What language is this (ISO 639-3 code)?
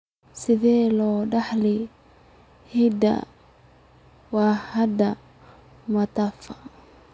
som